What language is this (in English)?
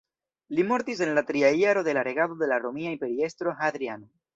Esperanto